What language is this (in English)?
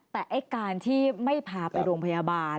Thai